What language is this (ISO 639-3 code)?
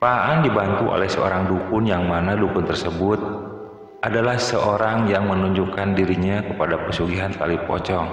ind